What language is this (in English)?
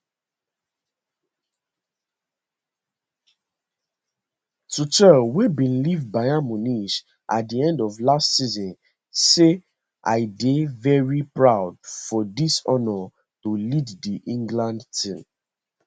Nigerian Pidgin